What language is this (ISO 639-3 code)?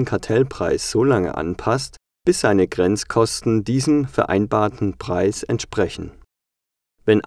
deu